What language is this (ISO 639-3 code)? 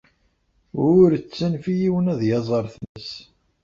kab